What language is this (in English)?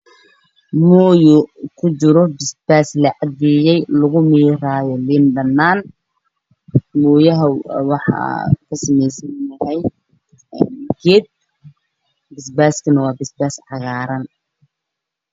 Somali